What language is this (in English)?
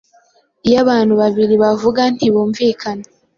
Kinyarwanda